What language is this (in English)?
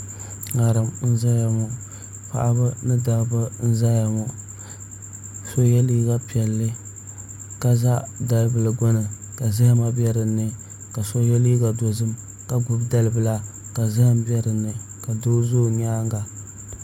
Dagbani